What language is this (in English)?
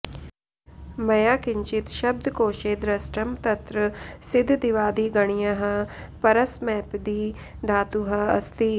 Sanskrit